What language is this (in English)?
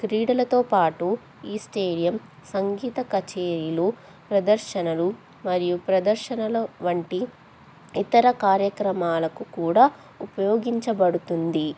Telugu